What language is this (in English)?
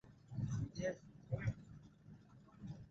Swahili